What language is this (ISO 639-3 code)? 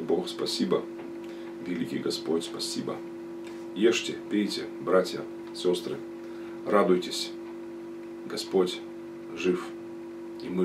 rus